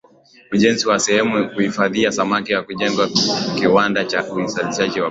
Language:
Swahili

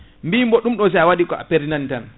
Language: Fula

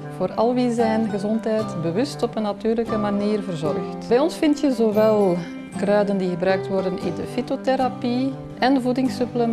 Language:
Dutch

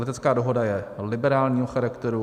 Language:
Czech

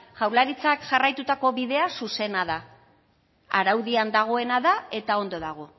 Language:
Basque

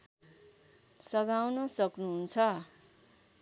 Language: Nepali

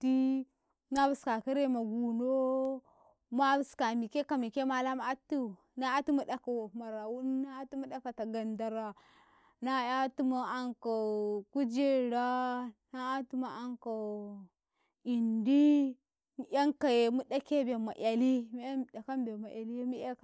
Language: Karekare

